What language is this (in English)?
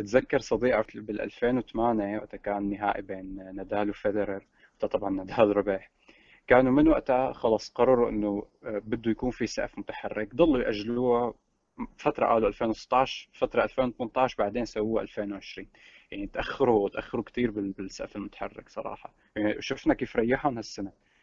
Arabic